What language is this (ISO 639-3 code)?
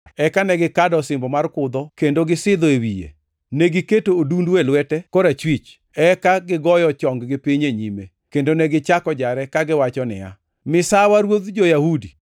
luo